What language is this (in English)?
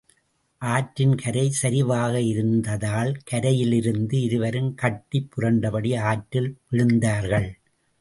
Tamil